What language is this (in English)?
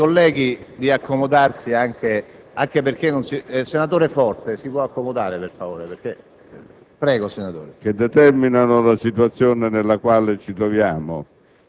Italian